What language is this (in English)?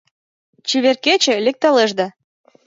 Mari